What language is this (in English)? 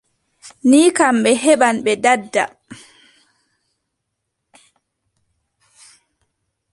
Adamawa Fulfulde